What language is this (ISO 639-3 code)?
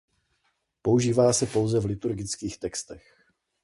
ces